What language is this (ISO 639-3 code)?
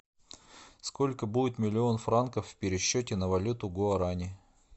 rus